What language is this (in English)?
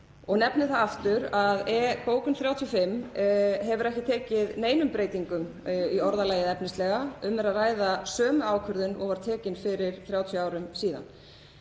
Icelandic